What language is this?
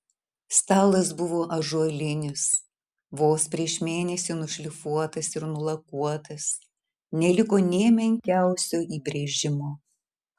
Lithuanian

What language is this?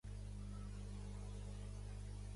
Catalan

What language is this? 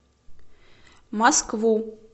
Russian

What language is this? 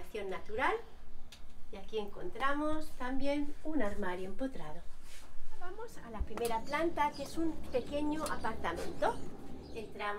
Spanish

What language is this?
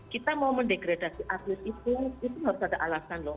Indonesian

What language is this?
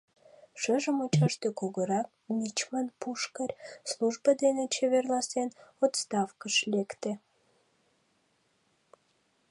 Mari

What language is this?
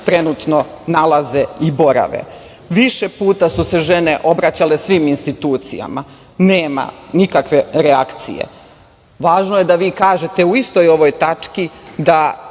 Serbian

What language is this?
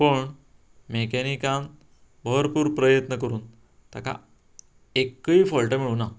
Konkani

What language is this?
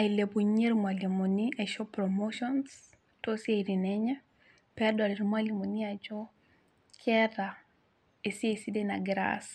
Masai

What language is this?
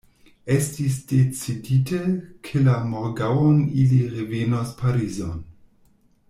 Esperanto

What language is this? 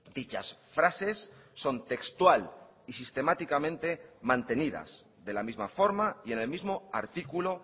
Spanish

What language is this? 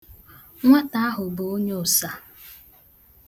Igbo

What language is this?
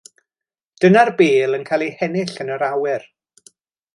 Welsh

